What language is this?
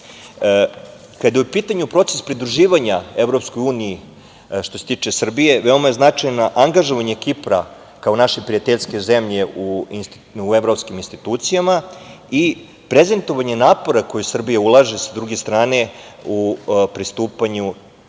Serbian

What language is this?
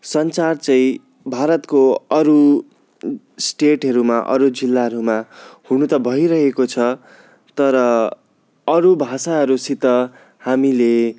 Nepali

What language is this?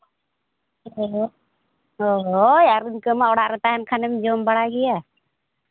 Santali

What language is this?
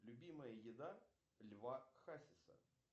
Russian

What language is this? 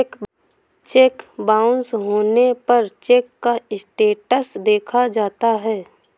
Hindi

